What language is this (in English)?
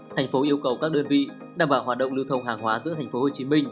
Vietnamese